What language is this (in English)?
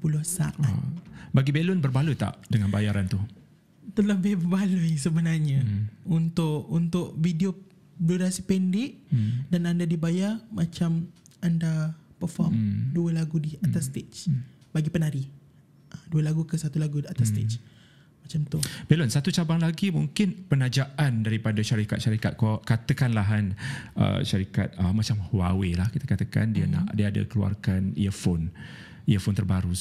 Malay